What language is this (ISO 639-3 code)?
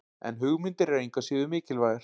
isl